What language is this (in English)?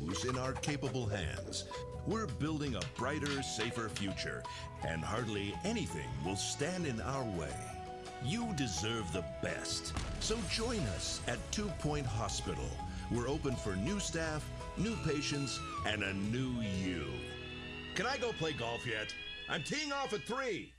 French